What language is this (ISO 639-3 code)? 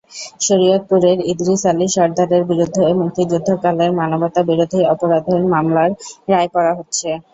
ben